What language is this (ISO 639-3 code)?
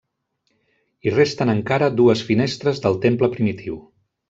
cat